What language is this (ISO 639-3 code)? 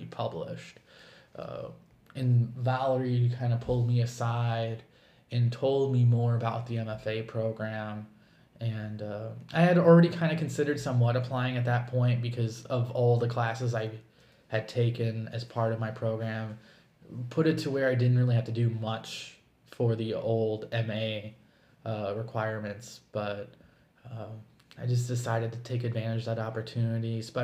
eng